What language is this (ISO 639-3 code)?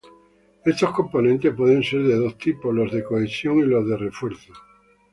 spa